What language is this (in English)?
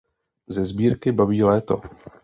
Czech